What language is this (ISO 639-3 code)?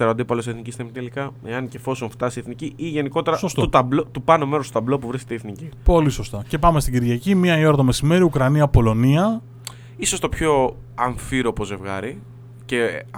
ell